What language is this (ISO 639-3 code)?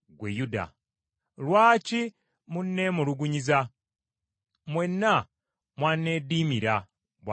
lug